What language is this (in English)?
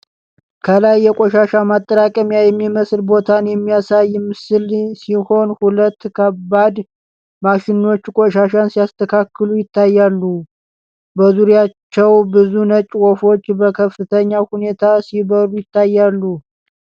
Amharic